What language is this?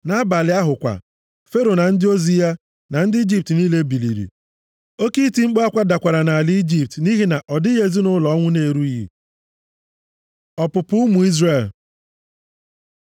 Igbo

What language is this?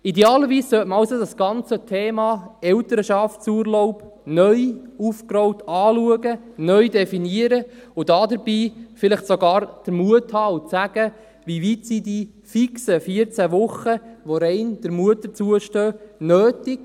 Swiss German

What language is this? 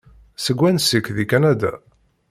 Kabyle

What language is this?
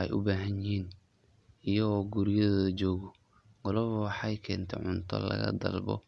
Somali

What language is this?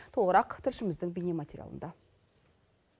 Kazakh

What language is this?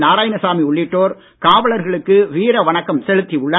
Tamil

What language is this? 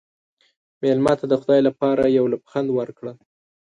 Pashto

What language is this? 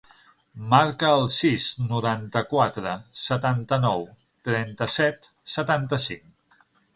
Catalan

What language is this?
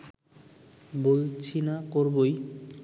Bangla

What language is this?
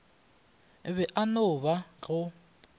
Northern Sotho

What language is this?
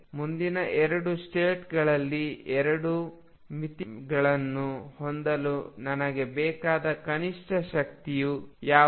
Kannada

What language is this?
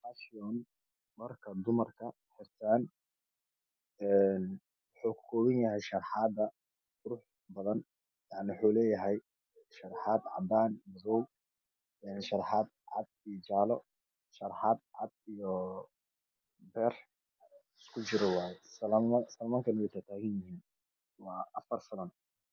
Somali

